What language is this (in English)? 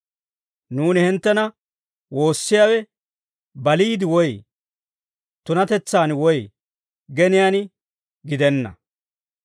Dawro